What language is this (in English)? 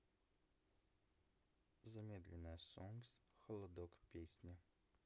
Russian